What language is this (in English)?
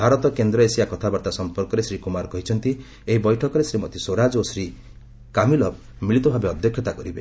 Odia